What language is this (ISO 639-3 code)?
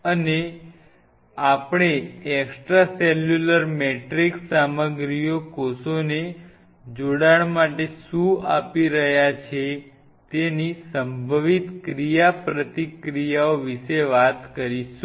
guj